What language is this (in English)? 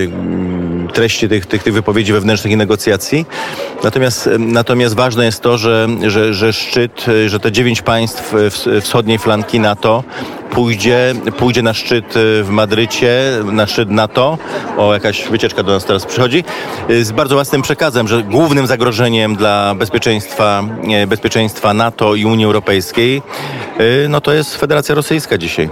Polish